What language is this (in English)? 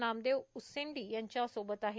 Marathi